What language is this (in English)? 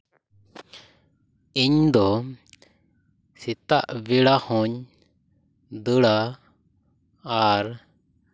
Santali